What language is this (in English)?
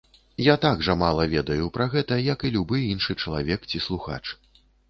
Belarusian